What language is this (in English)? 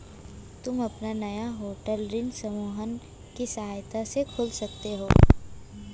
Hindi